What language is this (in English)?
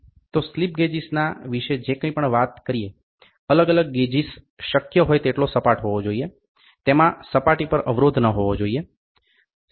Gujarati